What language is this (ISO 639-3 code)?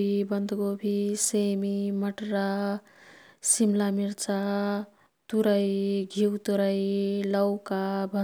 tkt